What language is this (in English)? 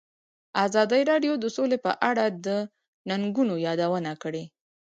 Pashto